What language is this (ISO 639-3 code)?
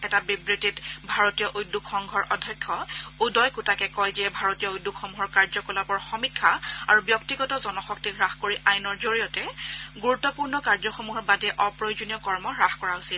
asm